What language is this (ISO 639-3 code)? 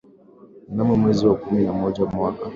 swa